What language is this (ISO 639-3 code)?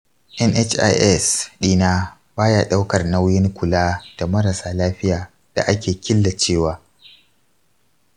hau